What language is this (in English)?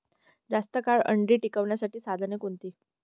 Marathi